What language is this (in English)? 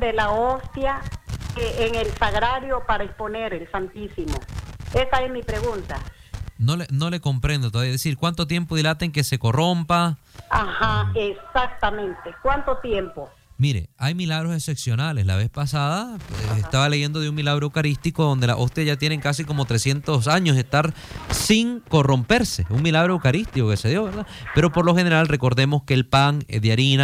Spanish